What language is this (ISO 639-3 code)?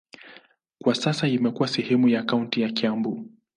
swa